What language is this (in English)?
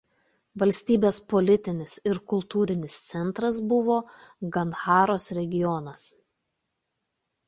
Lithuanian